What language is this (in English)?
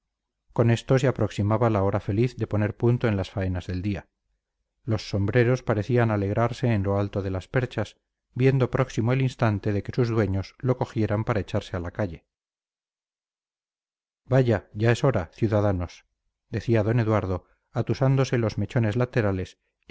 Spanish